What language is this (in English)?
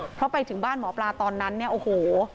Thai